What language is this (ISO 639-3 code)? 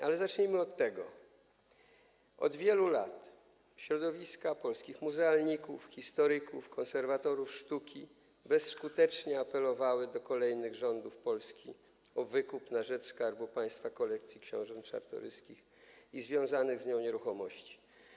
pol